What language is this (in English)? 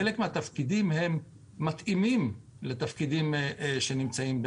Hebrew